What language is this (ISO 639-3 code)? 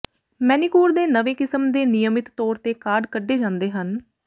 pan